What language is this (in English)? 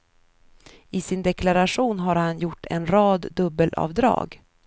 Swedish